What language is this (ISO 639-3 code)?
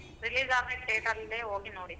kan